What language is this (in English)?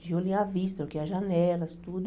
Portuguese